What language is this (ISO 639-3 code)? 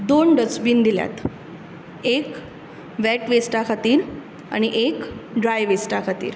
kok